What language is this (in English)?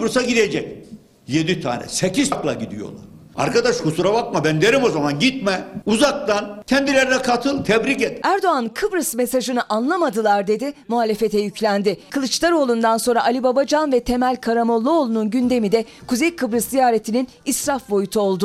Turkish